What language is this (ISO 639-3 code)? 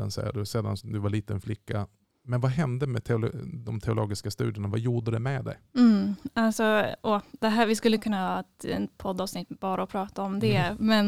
swe